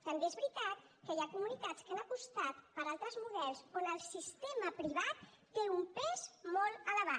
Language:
Catalan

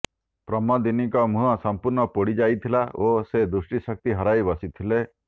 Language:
Odia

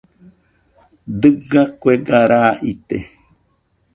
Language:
Nüpode Huitoto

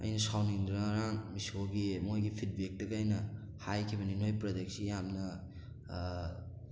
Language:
Manipuri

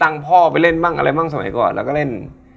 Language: Thai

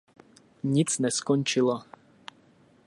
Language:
Czech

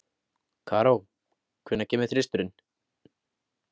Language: Icelandic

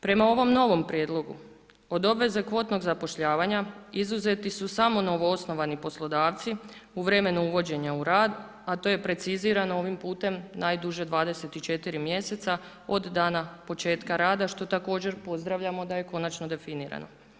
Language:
Croatian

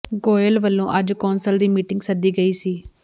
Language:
Punjabi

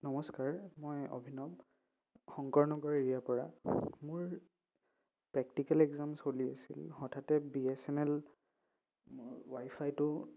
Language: Assamese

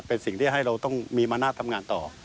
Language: Thai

